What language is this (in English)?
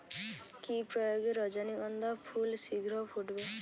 Bangla